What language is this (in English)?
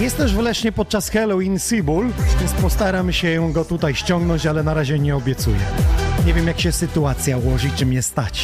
Polish